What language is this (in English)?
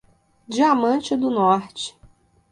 Portuguese